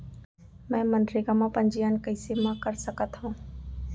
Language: Chhattisgarhi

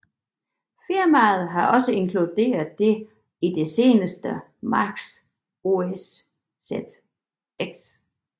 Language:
Danish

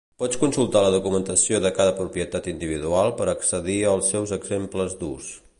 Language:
Catalan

